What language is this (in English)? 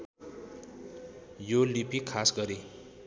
Nepali